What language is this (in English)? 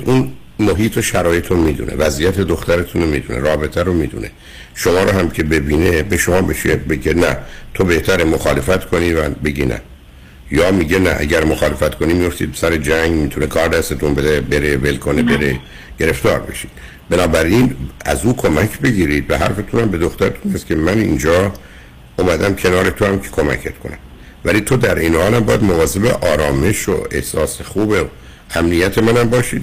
Persian